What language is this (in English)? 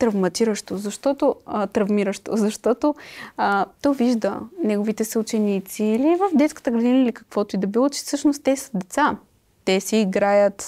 Bulgarian